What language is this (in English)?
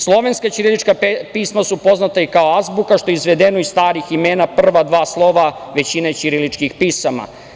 Serbian